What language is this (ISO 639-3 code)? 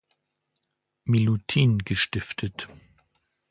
deu